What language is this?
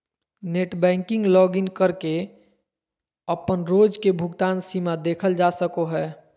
Magahi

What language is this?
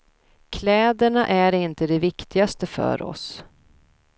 Swedish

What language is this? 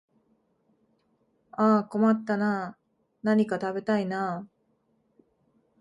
Japanese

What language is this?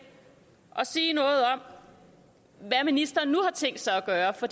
Danish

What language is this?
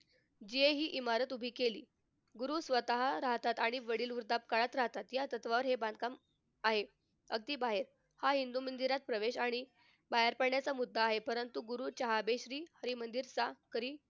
Marathi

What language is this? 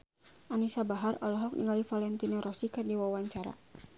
Sundanese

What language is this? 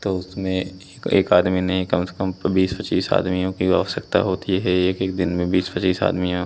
Hindi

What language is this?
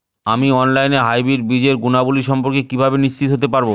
Bangla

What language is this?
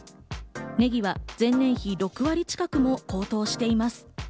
Japanese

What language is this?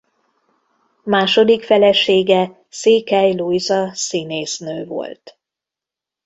Hungarian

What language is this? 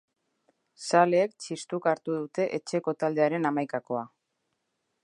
Basque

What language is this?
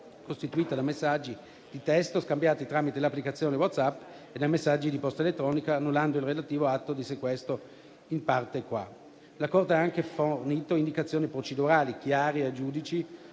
Italian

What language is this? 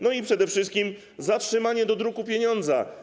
Polish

